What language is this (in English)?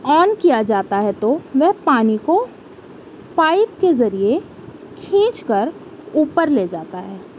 Urdu